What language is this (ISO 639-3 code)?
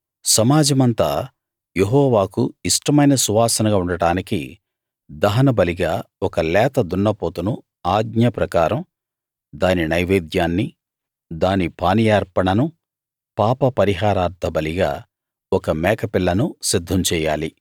tel